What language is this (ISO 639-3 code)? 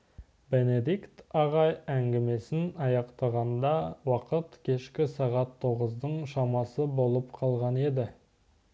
kaz